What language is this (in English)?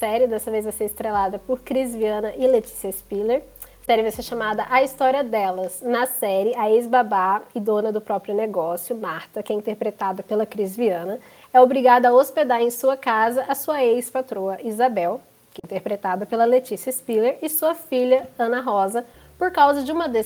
Portuguese